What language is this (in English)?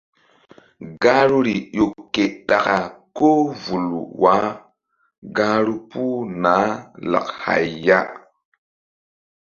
Mbum